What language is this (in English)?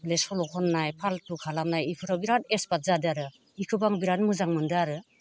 Bodo